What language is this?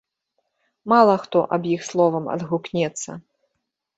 Belarusian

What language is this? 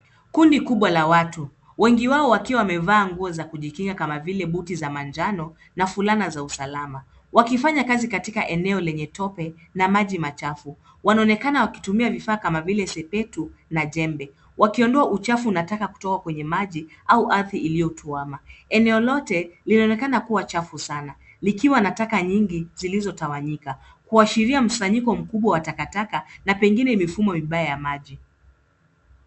Swahili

